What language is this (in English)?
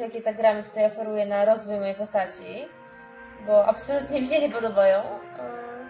Polish